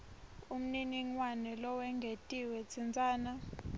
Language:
Swati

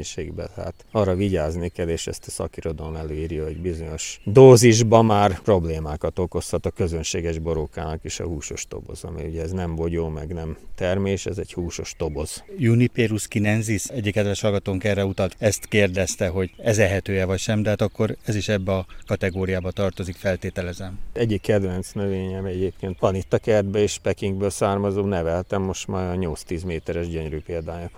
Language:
Hungarian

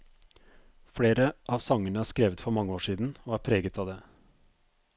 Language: Norwegian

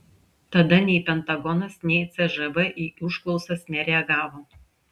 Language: Lithuanian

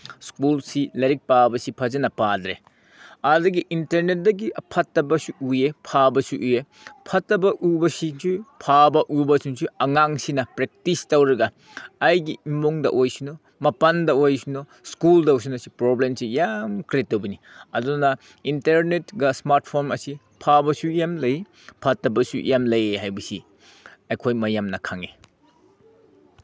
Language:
Manipuri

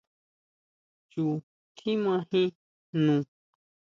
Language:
Huautla Mazatec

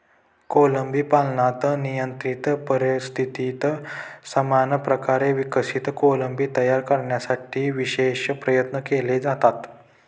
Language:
Marathi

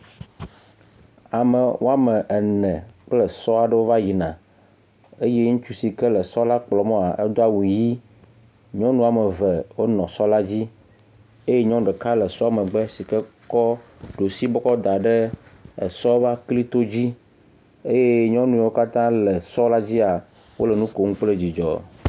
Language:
Ewe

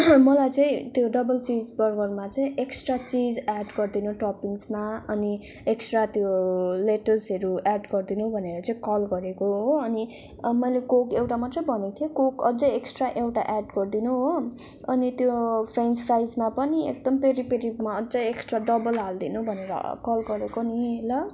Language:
Nepali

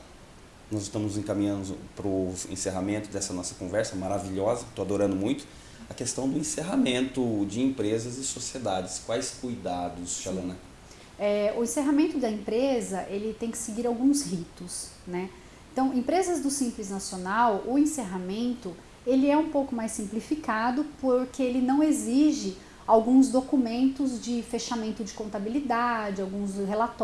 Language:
Portuguese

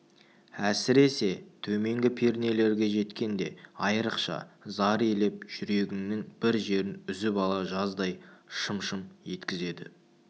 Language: Kazakh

